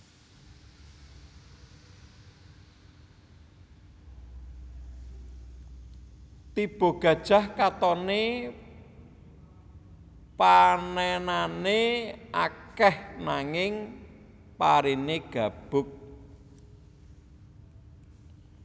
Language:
Javanese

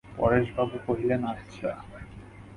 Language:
Bangla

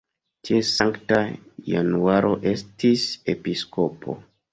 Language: Esperanto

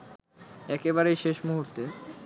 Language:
Bangla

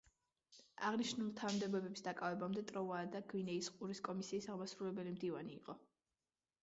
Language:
Georgian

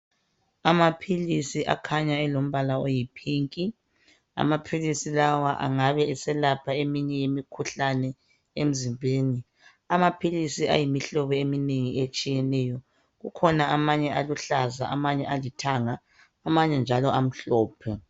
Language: North Ndebele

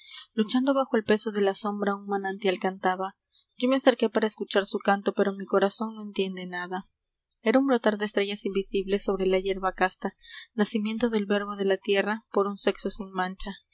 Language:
Spanish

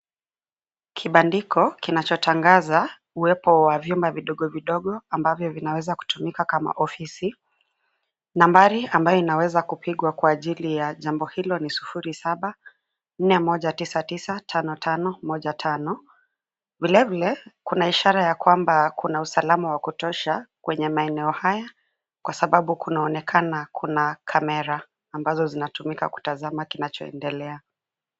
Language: Swahili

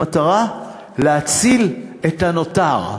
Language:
Hebrew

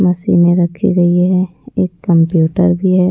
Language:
Hindi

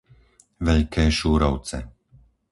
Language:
Slovak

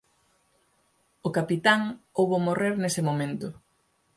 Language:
Galician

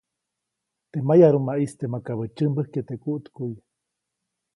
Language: Copainalá Zoque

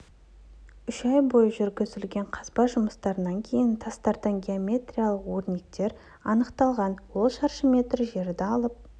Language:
Kazakh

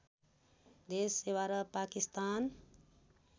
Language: Nepali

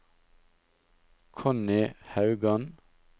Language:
Norwegian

